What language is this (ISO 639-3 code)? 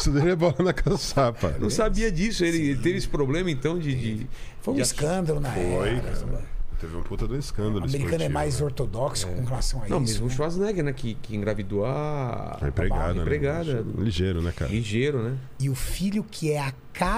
por